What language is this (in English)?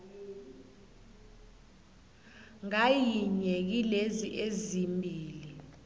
South Ndebele